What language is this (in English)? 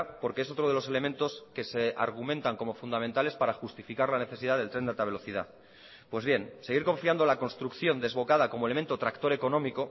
Spanish